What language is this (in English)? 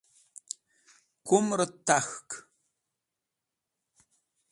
Wakhi